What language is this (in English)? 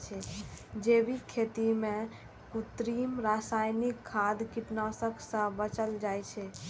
Maithili